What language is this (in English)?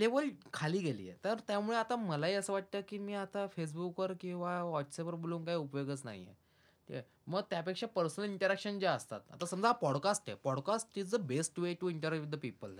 Marathi